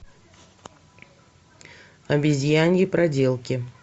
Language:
Russian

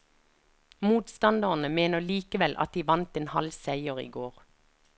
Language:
Norwegian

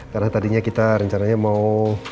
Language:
Indonesian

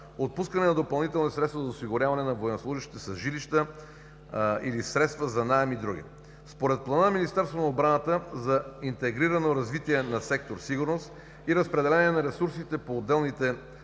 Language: Bulgarian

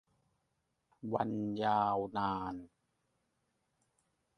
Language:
Thai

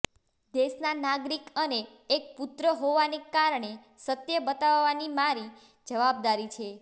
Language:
Gujarati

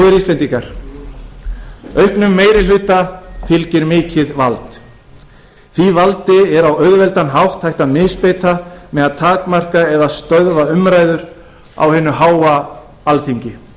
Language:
Icelandic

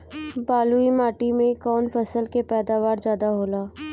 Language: Bhojpuri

